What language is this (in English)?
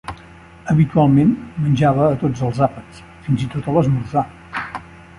Catalan